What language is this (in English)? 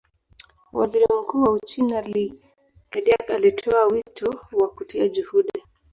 Swahili